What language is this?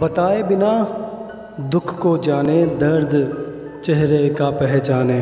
Hindi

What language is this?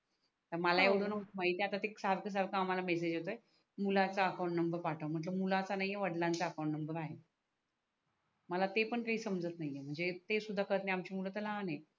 Marathi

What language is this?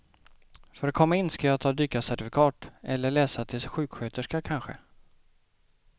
Swedish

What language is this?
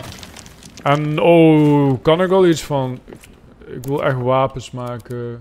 Dutch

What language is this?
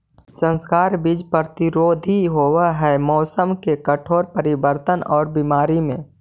Magahi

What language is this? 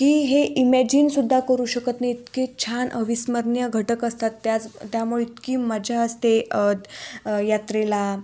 Marathi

